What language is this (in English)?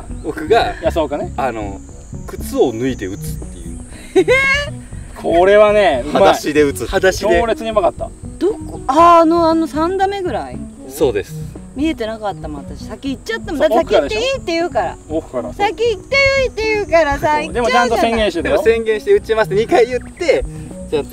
Japanese